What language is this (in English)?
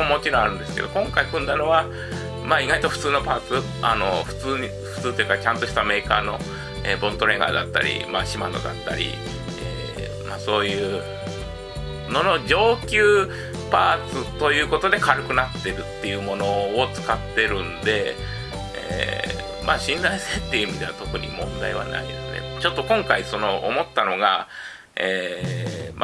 Japanese